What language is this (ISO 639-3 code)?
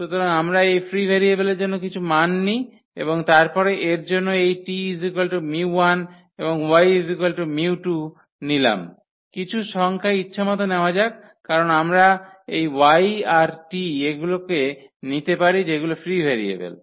ben